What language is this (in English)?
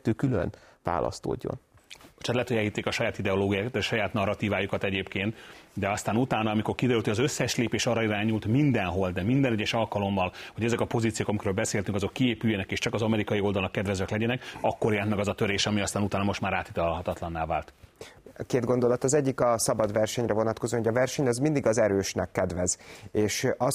Hungarian